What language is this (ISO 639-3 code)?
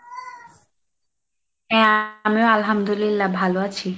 ben